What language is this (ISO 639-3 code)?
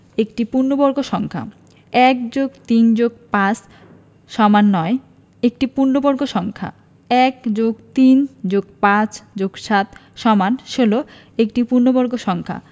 ben